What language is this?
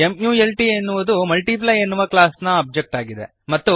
Kannada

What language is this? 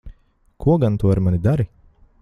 Latvian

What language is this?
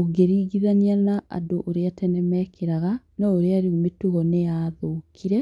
Kikuyu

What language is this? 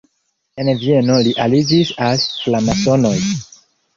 Esperanto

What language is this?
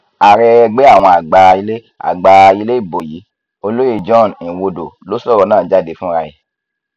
Yoruba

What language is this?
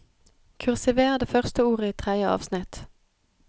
Norwegian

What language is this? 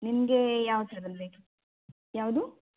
Kannada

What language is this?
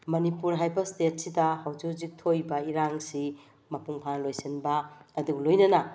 Manipuri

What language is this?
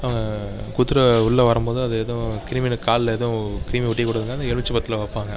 Tamil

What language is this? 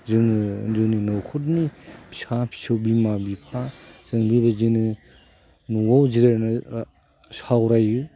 Bodo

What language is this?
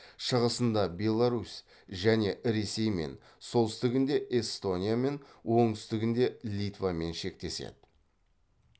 Kazakh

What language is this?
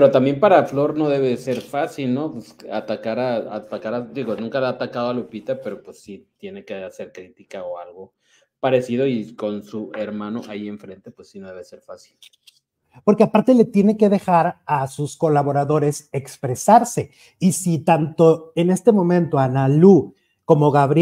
Spanish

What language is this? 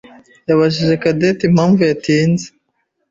Kinyarwanda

